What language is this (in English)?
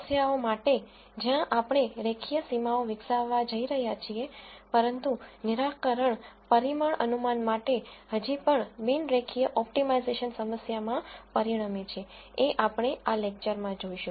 Gujarati